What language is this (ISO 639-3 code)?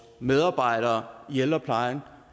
dan